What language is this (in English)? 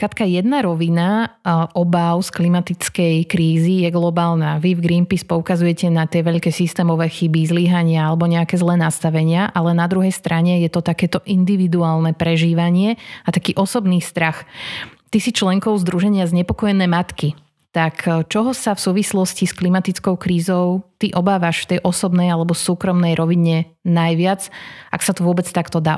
Slovak